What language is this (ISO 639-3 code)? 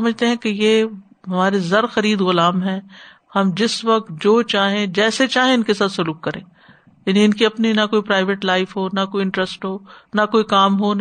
urd